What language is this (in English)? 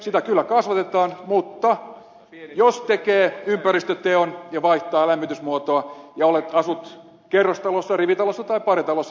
Finnish